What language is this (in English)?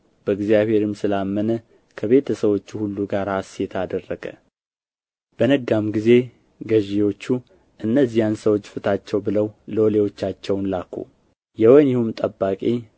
Amharic